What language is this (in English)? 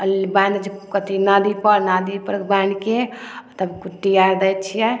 Maithili